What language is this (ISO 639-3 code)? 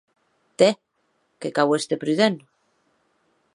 oci